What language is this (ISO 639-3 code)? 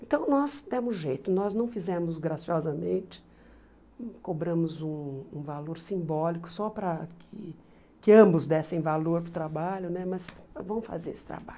por